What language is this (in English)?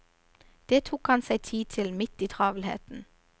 Norwegian